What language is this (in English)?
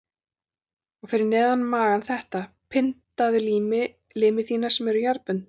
Icelandic